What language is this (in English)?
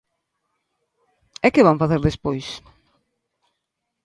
Galician